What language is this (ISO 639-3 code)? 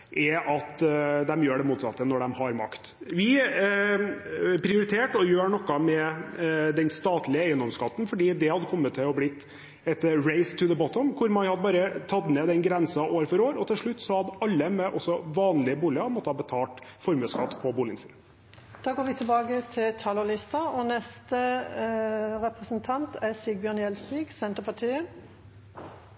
nor